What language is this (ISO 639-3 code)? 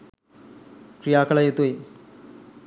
sin